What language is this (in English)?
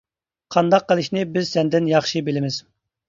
Uyghur